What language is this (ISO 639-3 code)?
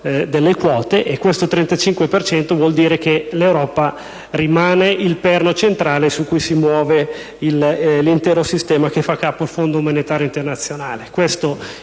ita